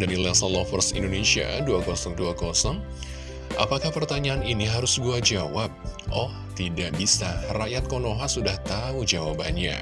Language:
Indonesian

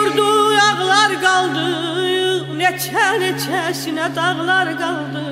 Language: Turkish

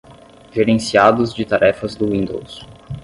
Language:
Portuguese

